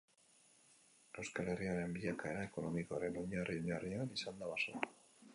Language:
Basque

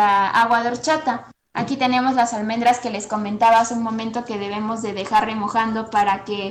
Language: Spanish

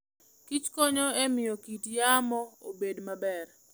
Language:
Luo (Kenya and Tanzania)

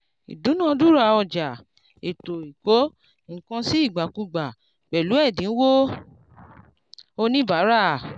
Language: Yoruba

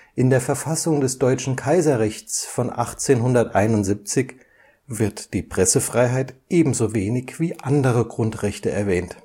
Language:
German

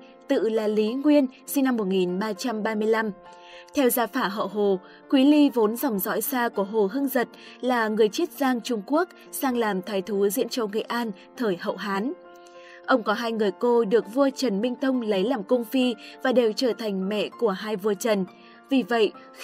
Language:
Vietnamese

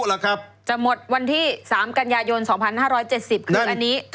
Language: Thai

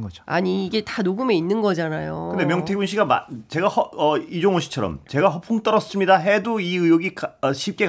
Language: Korean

